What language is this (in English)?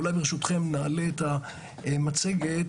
Hebrew